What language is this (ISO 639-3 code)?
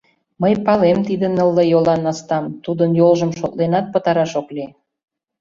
chm